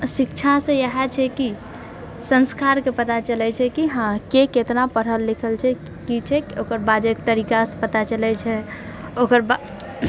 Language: Maithili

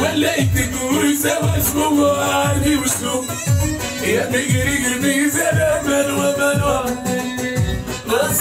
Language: Arabic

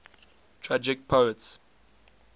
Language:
English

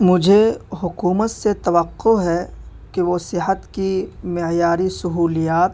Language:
Urdu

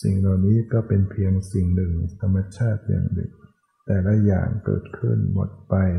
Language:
Thai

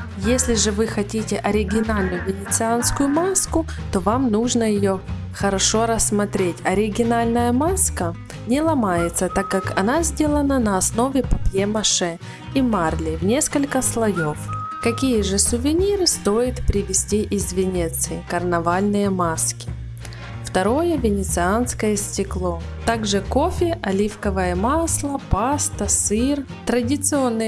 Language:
Russian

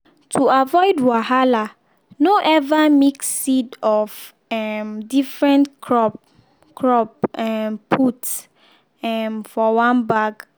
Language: Nigerian Pidgin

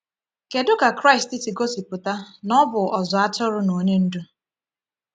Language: Igbo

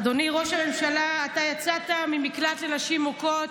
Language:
Hebrew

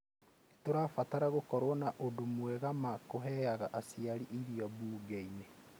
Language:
Kikuyu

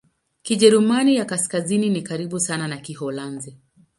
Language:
Swahili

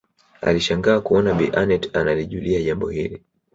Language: Swahili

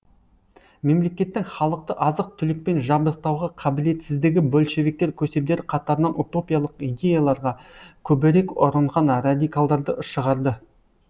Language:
Kazakh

